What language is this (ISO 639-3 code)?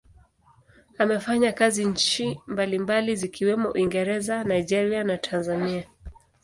swa